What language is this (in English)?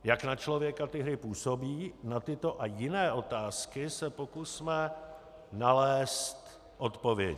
Czech